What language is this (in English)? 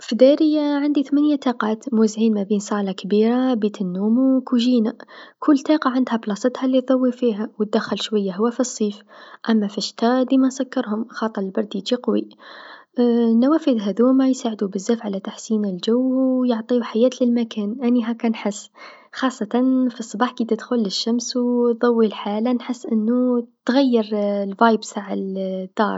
Tunisian Arabic